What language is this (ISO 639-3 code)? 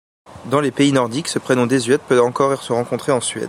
fra